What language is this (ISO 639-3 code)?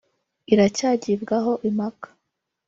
kin